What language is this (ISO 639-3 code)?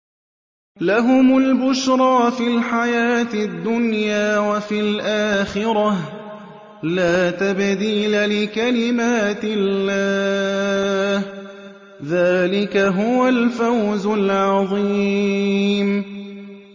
ara